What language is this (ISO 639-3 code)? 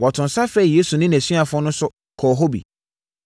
aka